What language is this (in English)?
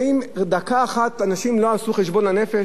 Hebrew